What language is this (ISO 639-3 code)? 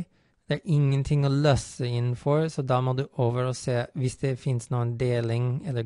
nor